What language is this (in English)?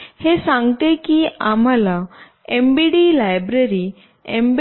Marathi